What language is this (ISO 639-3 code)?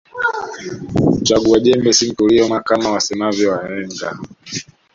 swa